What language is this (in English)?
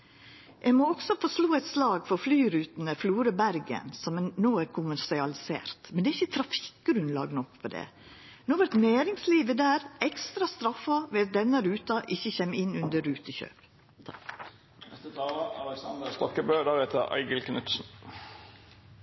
Norwegian Nynorsk